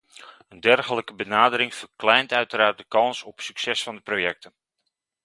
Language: Dutch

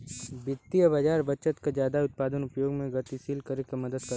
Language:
Bhojpuri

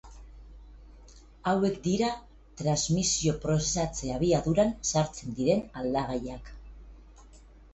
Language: Basque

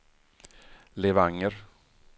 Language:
Swedish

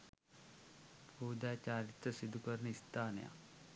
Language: Sinhala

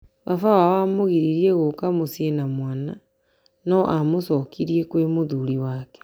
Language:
Kikuyu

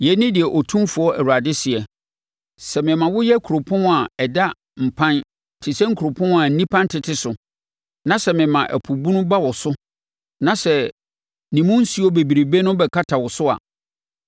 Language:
Akan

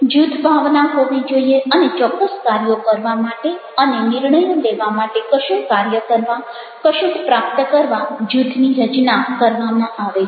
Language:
Gujarati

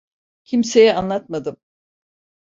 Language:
Turkish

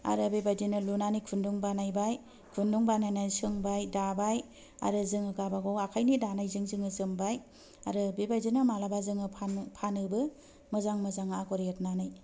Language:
Bodo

